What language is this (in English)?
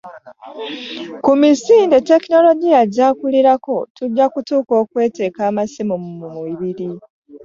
Ganda